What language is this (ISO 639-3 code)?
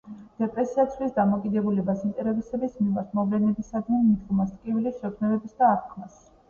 kat